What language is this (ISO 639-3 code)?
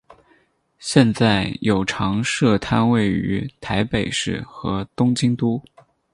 zho